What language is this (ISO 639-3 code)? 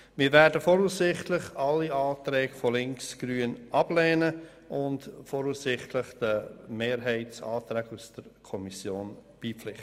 gsw